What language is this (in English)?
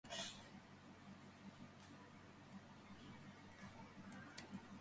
Georgian